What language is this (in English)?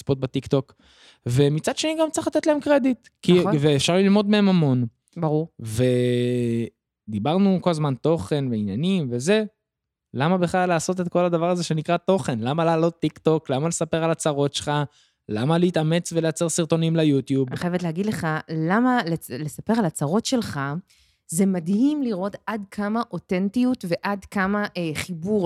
Hebrew